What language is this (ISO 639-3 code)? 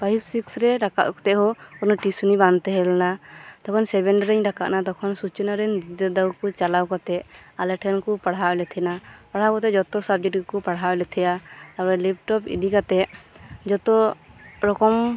sat